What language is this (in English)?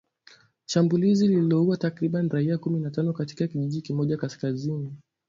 Swahili